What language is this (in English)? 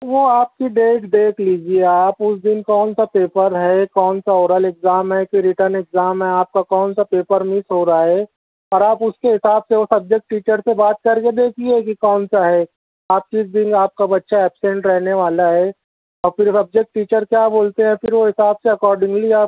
Urdu